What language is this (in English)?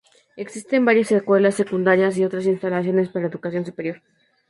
Spanish